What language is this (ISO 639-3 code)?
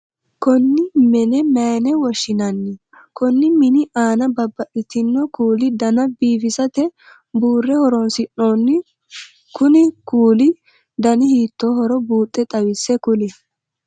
sid